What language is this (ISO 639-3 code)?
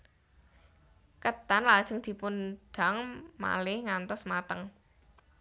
jav